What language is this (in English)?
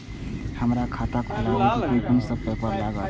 Maithili